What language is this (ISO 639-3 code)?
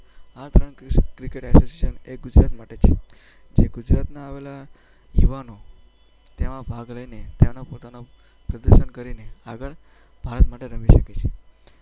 guj